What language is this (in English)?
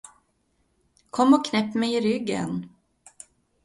Swedish